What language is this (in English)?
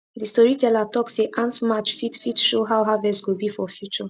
Nigerian Pidgin